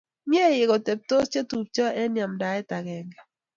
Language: Kalenjin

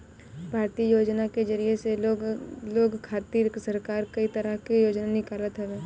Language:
Bhojpuri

